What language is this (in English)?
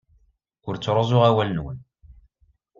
Kabyle